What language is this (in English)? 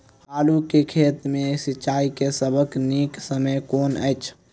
Maithili